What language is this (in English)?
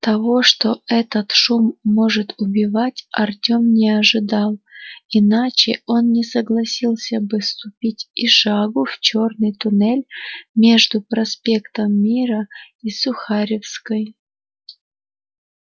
Russian